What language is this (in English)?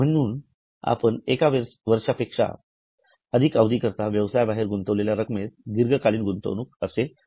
Marathi